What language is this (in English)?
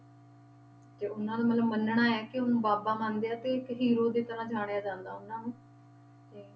Punjabi